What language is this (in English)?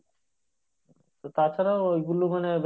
Bangla